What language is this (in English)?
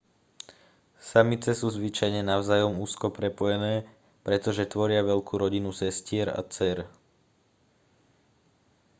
Slovak